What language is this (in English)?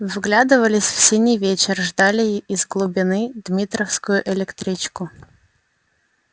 Russian